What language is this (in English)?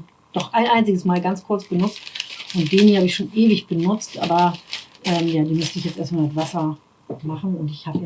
German